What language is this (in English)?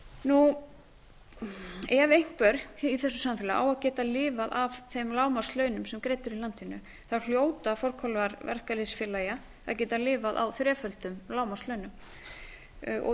Icelandic